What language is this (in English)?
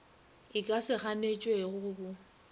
Northern Sotho